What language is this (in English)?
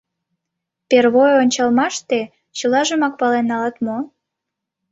Mari